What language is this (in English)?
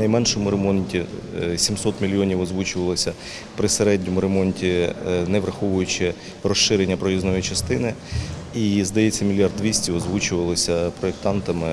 Ukrainian